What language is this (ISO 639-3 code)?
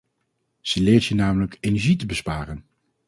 nld